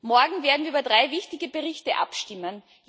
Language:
German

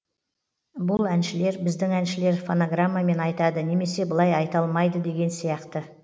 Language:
Kazakh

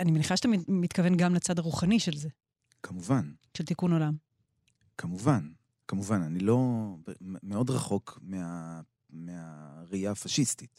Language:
Hebrew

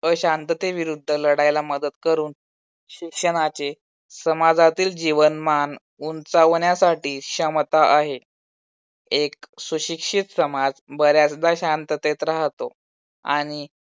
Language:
Marathi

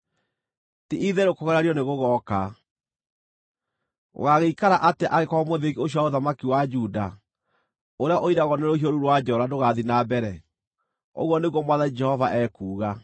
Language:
Kikuyu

